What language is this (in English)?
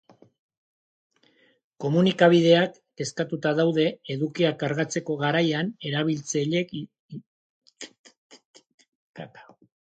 Basque